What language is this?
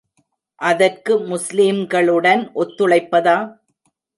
Tamil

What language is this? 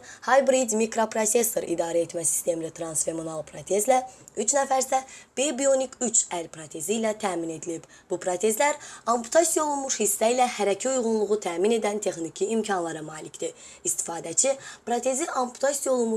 Azerbaijani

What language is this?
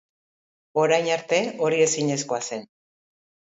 Basque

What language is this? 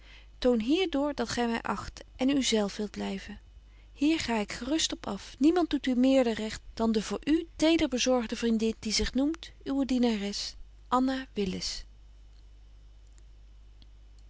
Dutch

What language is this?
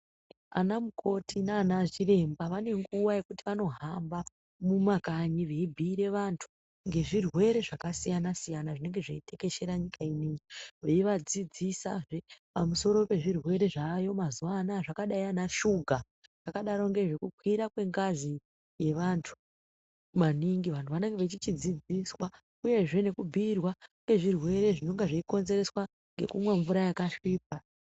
Ndau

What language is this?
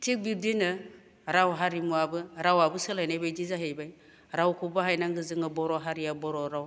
Bodo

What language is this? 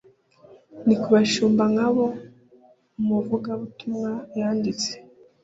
Kinyarwanda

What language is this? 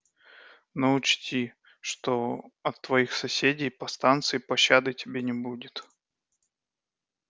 Russian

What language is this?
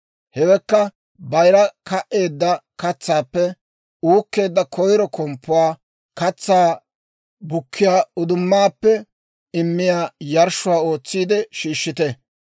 Dawro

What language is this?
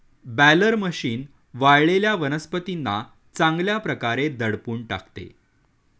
Marathi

